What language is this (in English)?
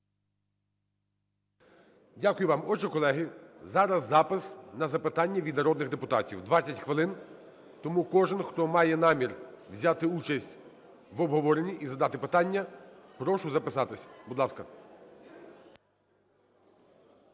Ukrainian